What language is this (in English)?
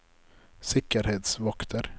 Norwegian